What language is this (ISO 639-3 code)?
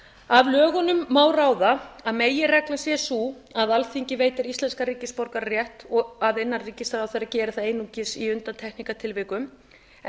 isl